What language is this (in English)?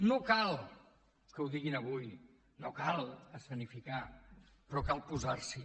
Catalan